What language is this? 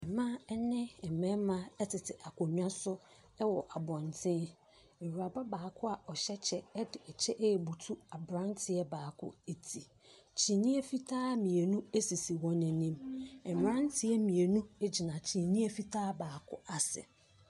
Akan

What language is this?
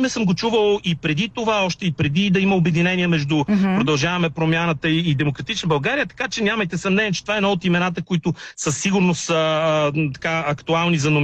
Bulgarian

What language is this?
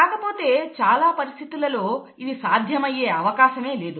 Telugu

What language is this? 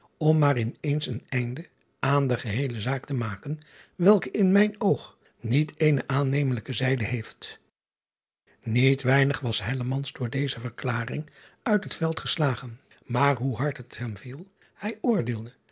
Dutch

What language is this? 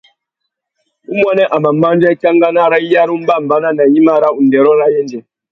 Tuki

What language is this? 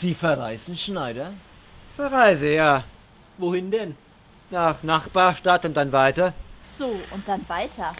German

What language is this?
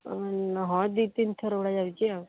Odia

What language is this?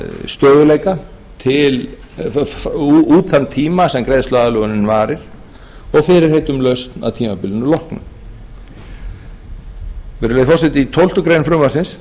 Icelandic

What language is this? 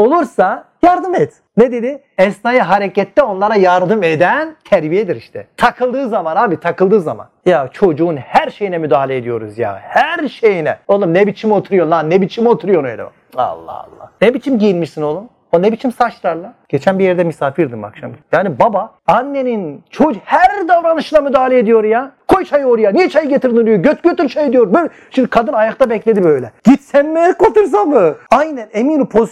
Turkish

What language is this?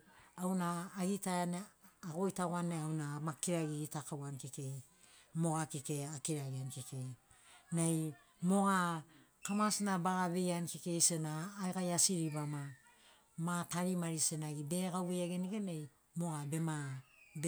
Sinaugoro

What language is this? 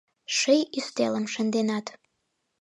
Mari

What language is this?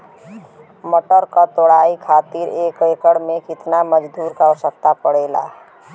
Bhojpuri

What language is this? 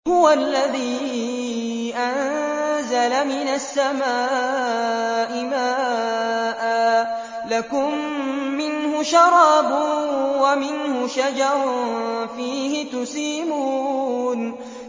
Arabic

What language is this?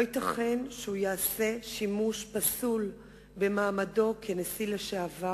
Hebrew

